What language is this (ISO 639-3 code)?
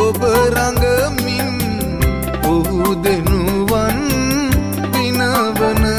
ron